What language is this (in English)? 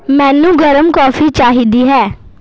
Punjabi